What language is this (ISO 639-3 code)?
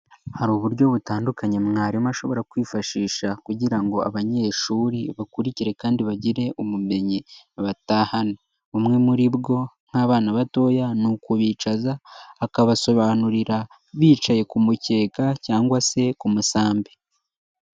kin